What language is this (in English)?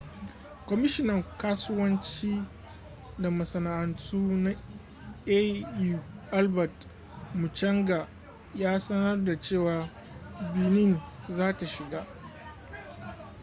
Hausa